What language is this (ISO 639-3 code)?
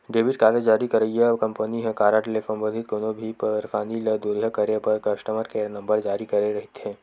hne